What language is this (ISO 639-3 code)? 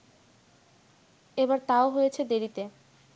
ben